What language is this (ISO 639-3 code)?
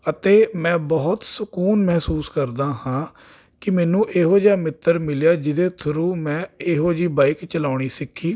pan